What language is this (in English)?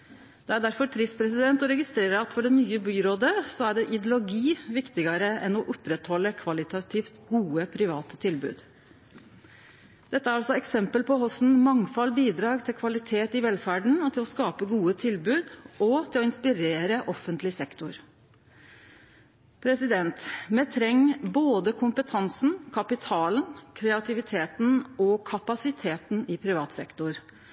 Norwegian Nynorsk